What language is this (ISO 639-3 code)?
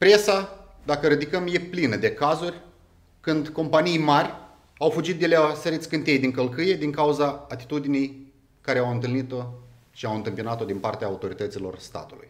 ron